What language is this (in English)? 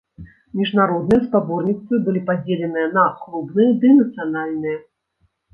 Belarusian